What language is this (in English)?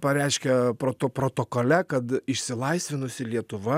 Lithuanian